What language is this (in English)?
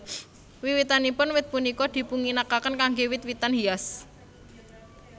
Javanese